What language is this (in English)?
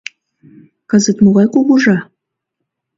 Mari